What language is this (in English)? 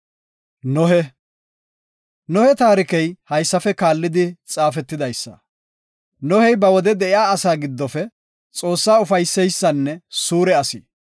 Gofa